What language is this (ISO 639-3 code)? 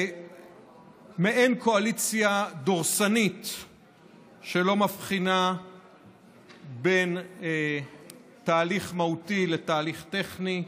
heb